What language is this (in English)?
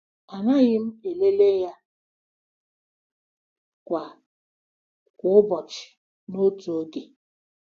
Igbo